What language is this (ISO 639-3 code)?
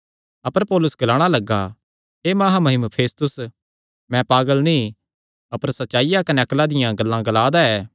xnr